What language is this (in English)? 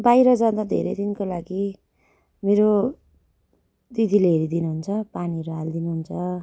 Nepali